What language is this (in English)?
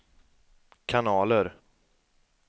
Swedish